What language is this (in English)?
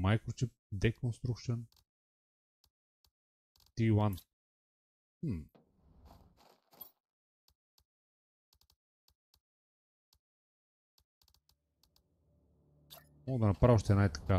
Bulgarian